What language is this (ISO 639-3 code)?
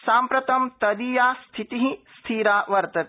san